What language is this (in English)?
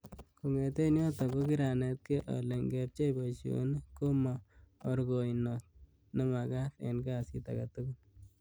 Kalenjin